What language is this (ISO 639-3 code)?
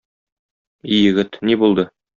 tat